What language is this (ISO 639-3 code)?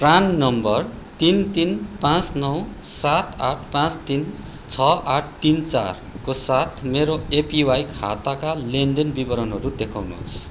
nep